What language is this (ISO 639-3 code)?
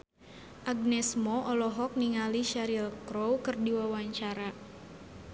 sun